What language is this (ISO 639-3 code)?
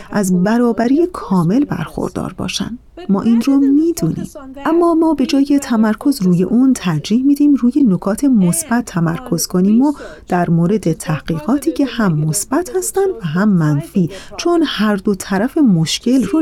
fas